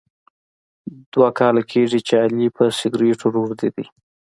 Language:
Pashto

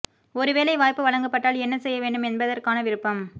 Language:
Tamil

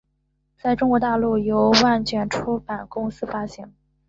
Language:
Chinese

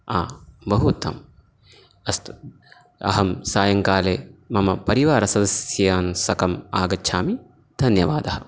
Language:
Sanskrit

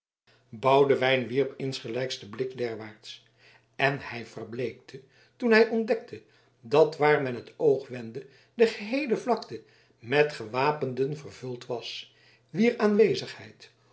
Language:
Dutch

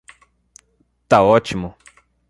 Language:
Portuguese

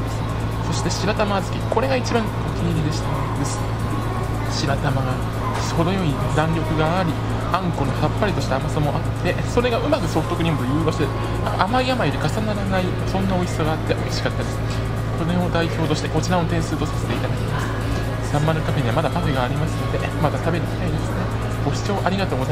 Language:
Japanese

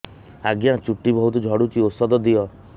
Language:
Odia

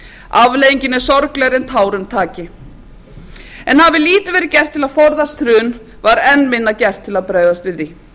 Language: Icelandic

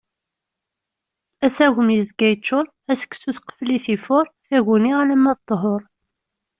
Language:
Kabyle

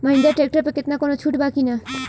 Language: Bhojpuri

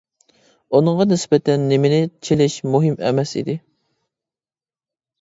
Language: Uyghur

